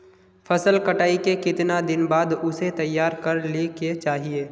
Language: Magahi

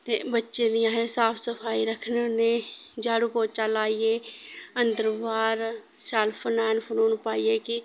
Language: Dogri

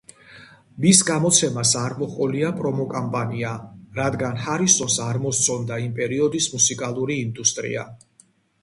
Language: Georgian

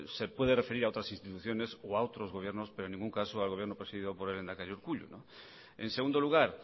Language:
Spanish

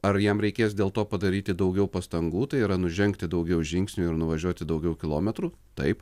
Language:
Lithuanian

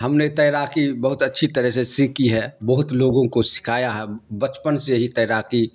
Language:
Urdu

